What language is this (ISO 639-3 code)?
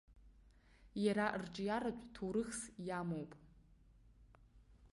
abk